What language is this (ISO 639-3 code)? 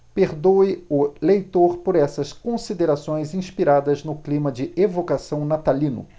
por